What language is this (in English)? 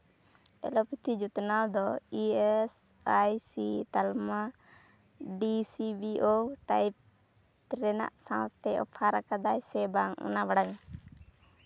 Santali